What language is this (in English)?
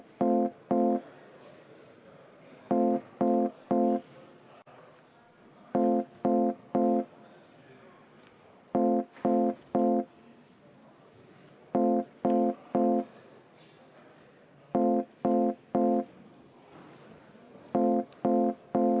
Estonian